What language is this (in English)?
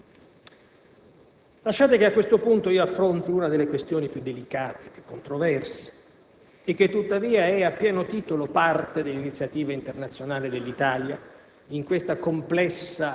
Italian